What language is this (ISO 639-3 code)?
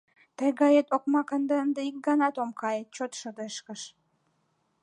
chm